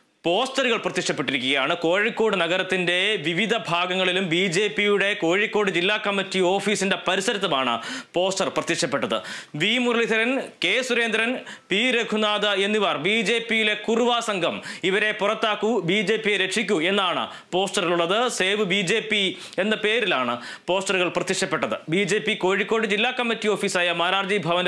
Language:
Malayalam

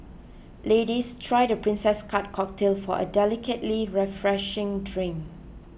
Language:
English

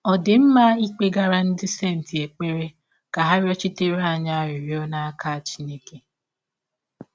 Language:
Igbo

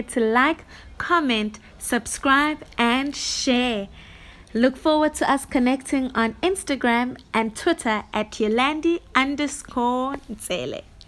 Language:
English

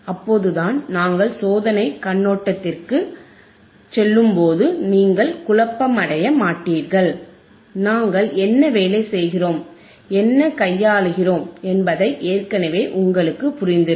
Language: Tamil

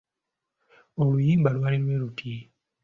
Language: Ganda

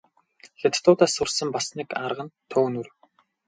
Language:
Mongolian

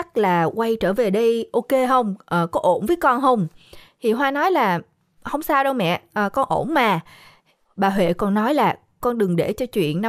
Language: Vietnamese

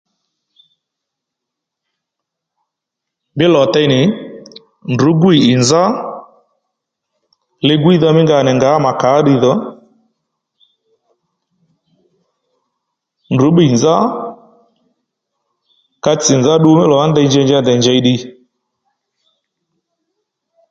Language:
Lendu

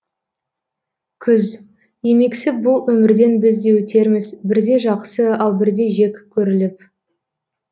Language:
Kazakh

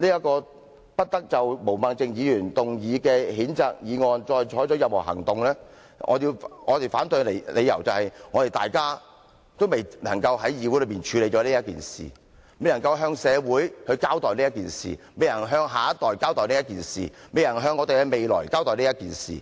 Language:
Cantonese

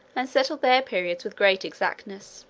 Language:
English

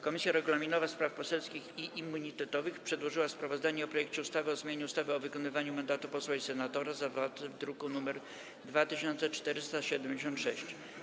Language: Polish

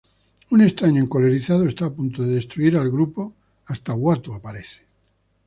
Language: Spanish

